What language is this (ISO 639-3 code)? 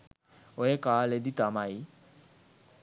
sin